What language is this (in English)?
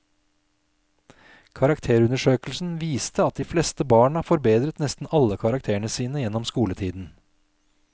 Norwegian